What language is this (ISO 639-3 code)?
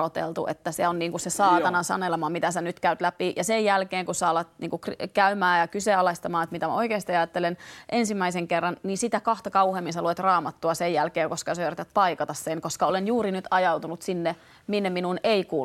fin